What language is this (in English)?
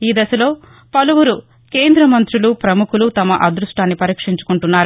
Telugu